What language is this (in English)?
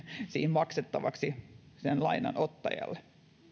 Finnish